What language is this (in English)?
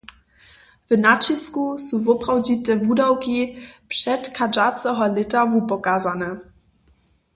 Upper Sorbian